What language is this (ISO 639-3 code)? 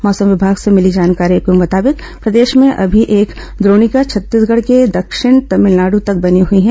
hin